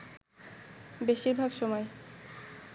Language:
Bangla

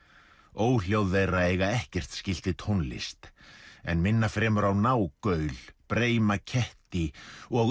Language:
Icelandic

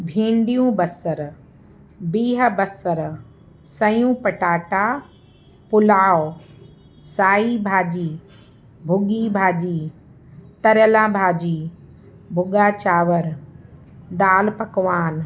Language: Sindhi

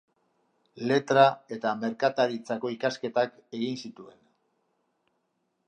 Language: Basque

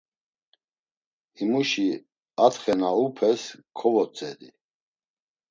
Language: Laz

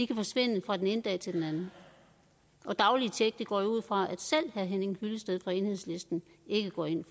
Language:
Danish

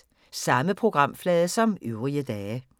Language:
Danish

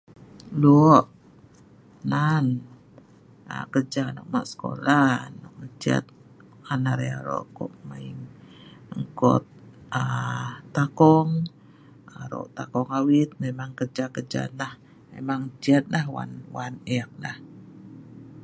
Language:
Sa'ban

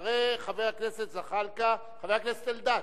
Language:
Hebrew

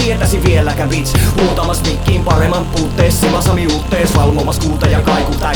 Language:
Finnish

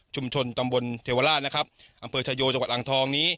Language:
Thai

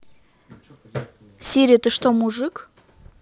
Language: Russian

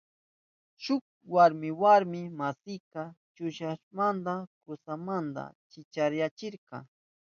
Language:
Southern Pastaza Quechua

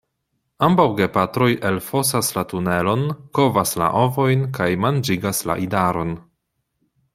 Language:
Esperanto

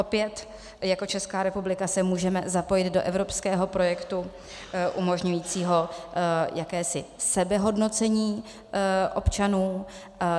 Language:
Czech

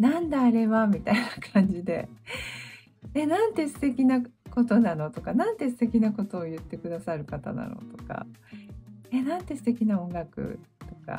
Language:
Japanese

